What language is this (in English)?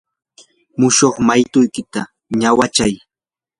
Yanahuanca Pasco Quechua